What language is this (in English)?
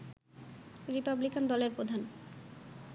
Bangla